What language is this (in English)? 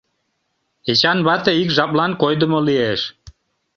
Mari